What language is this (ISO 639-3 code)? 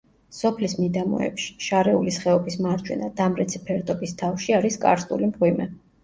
kat